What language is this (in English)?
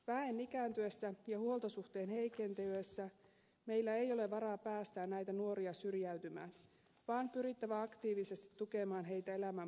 Finnish